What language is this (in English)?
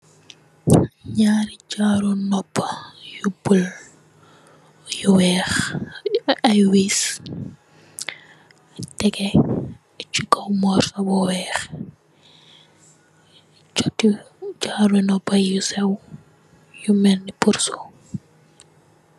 Wolof